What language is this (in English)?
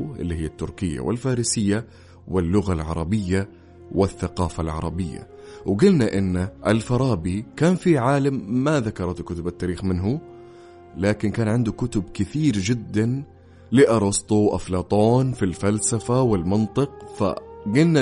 Arabic